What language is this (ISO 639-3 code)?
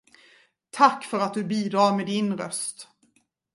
swe